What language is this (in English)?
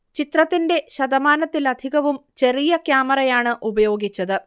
Malayalam